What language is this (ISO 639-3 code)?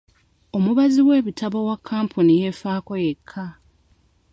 lug